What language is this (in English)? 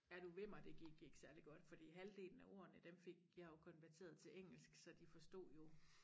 Danish